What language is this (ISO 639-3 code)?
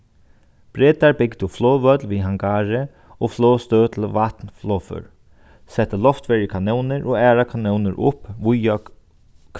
fao